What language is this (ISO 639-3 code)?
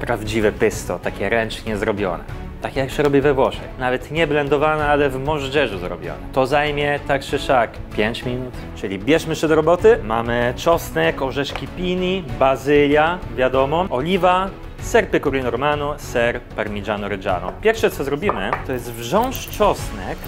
pol